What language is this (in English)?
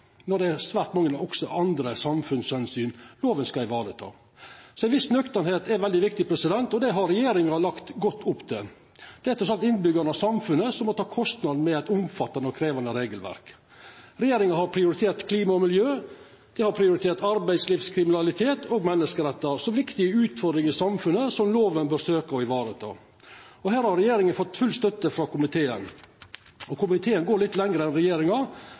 Norwegian Nynorsk